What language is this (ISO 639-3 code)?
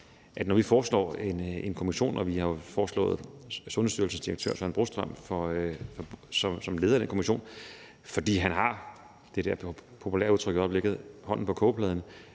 dan